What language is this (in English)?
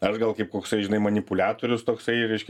Lithuanian